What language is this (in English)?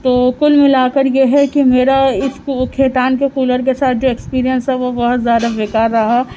Urdu